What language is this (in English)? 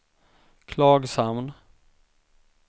Swedish